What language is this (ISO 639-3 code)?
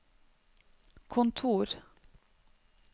nor